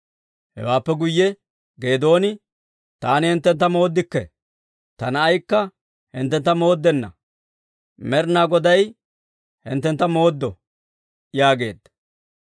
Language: Dawro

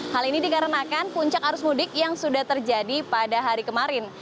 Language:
Indonesian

